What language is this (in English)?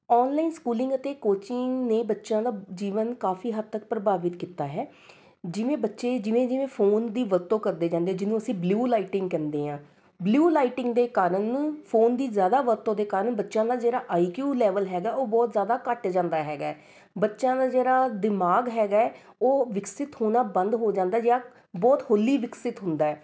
Punjabi